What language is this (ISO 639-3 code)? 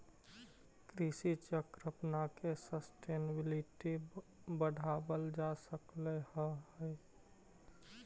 mag